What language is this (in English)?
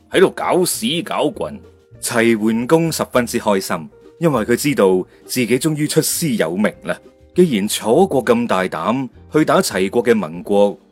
Chinese